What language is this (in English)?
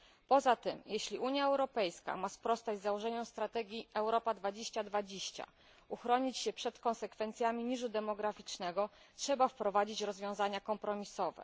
Polish